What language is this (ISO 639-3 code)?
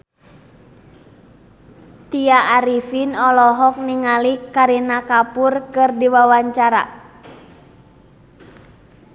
sun